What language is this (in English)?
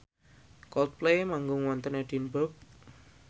Javanese